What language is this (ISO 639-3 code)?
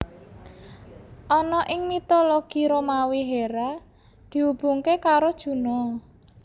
jav